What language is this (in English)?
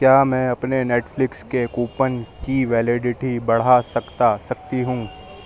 Urdu